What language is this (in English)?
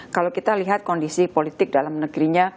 Indonesian